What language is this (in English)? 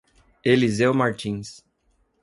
Portuguese